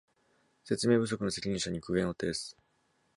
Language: Japanese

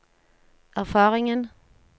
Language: Norwegian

